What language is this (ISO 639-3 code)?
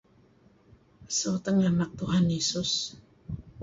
kzi